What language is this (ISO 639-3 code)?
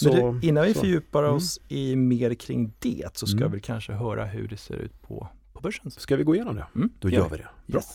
swe